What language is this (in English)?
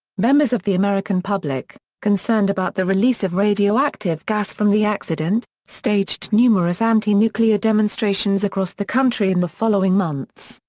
English